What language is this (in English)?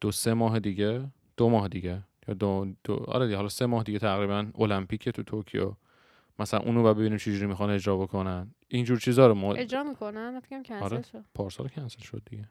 Persian